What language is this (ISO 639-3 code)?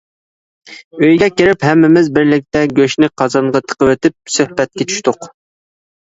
uig